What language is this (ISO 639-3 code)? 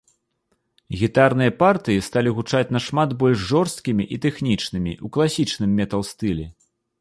bel